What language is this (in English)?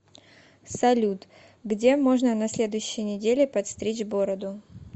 Russian